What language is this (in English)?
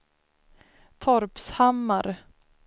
Swedish